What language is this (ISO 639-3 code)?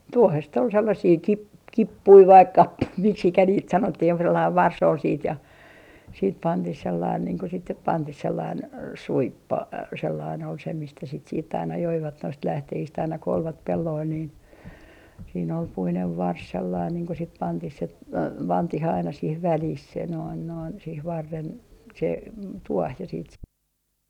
fin